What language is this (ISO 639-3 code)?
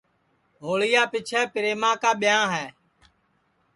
ssi